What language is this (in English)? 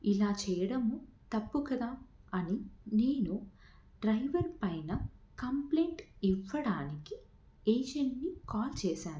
Telugu